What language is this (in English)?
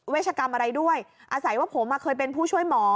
Thai